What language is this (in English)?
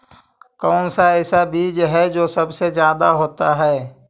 Magahi